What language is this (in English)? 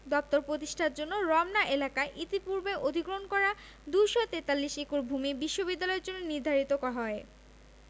Bangla